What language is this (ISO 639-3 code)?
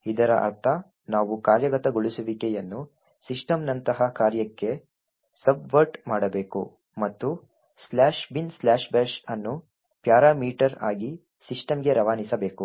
kan